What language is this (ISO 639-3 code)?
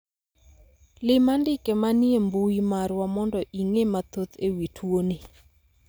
luo